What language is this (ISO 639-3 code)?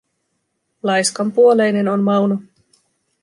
fin